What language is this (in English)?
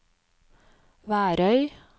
Norwegian